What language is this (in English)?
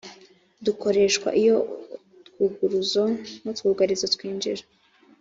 Kinyarwanda